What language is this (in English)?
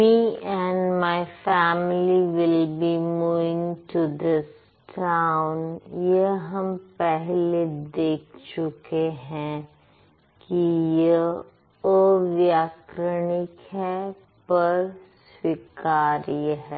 Hindi